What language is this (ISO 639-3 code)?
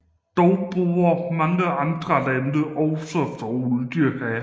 dan